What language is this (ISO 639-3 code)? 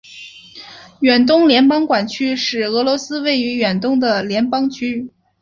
zho